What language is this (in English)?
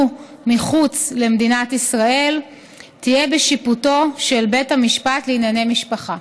Hebrew